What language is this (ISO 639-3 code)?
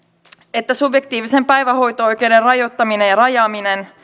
fin